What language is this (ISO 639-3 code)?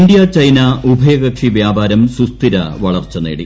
mal